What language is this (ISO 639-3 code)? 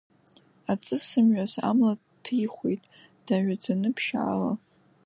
abk